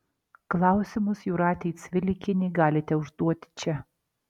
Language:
Lithuanian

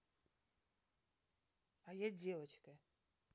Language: Russian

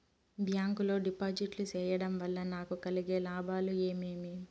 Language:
Telugu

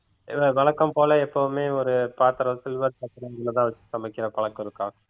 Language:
Tamil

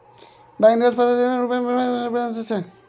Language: Maithili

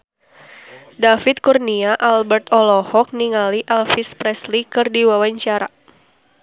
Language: Sundanese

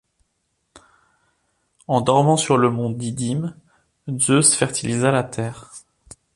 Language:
French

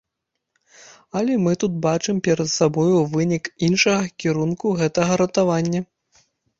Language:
Belarusian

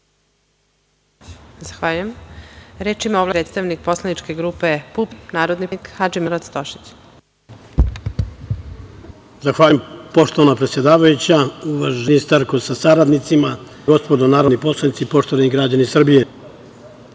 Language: Serbian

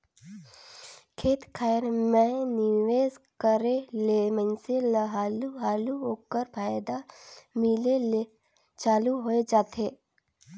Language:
Chhattisgarhi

